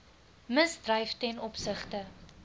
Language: Afrikaans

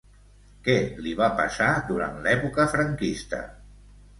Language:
Catalan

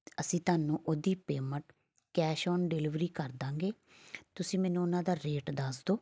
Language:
Punjabi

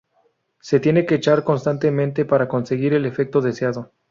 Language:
Spanish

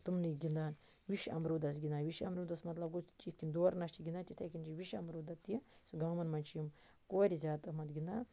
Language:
Kashmiri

